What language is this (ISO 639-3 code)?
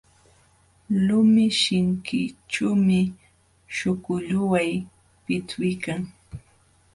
qxw